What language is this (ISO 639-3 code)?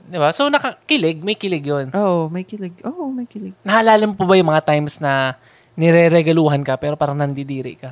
fil